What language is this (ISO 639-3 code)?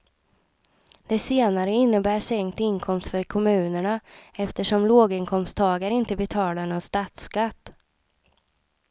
swe